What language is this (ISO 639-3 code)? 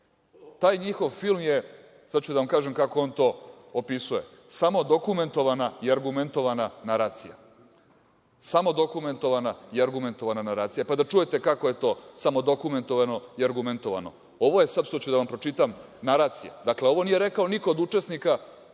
srp